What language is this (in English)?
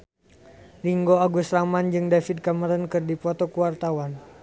Sundanese